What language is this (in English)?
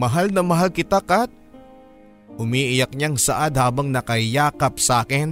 Filipino